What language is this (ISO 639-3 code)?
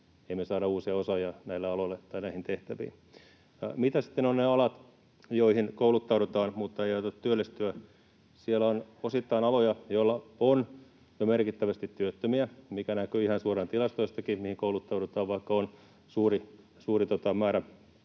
fin